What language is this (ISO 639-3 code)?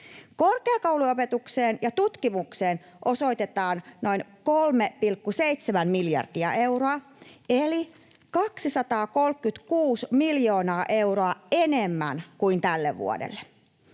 fin